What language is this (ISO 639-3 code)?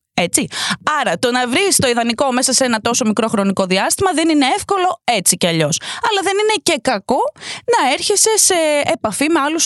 ell